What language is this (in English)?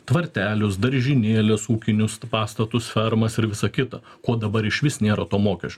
Lithuanian